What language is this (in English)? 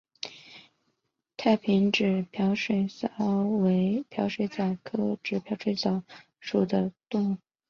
Chinese